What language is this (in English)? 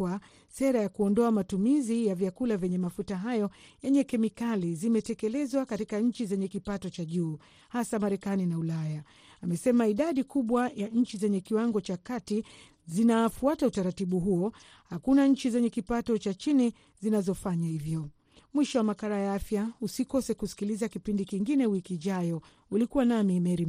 Swahili